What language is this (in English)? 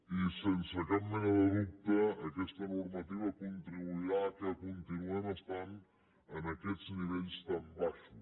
Catalan